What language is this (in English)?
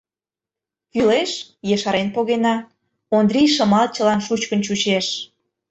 Mari